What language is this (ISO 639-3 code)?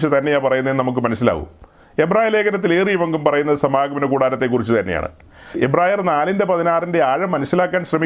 mal